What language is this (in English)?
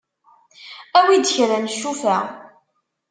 Kabyle